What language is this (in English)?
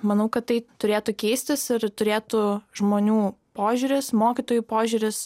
Lithuanian